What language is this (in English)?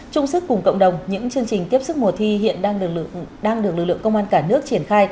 Vietnamese